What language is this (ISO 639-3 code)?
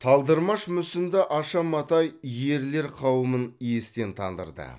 kaz